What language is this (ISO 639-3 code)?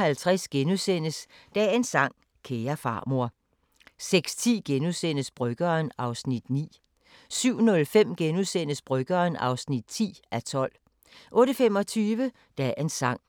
dan